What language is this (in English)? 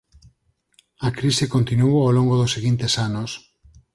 Galician